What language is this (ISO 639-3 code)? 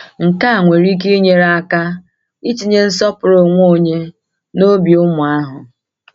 ibo